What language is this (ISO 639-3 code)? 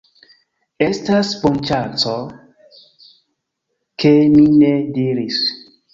epo